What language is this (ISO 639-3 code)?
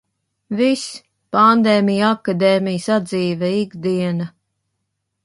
lav